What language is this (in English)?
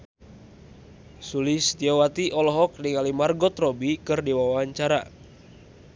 Sundanese